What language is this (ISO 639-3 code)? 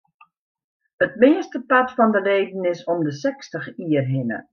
fry